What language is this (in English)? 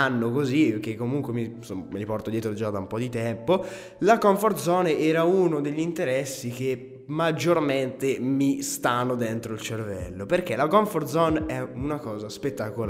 Italian